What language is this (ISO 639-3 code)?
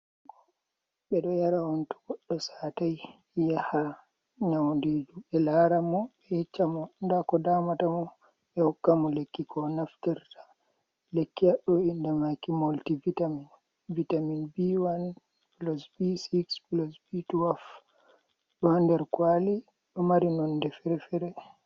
ful